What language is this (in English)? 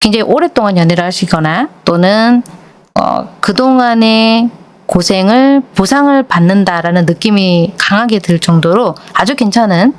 Korean